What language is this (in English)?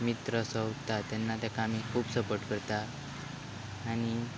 Konkani